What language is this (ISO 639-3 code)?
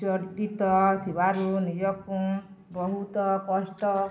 ori